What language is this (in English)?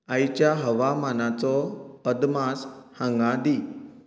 Konkani